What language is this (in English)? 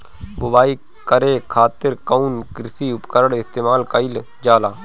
Bhojpuri